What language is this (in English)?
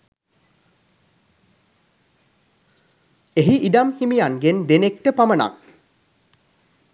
Sinhala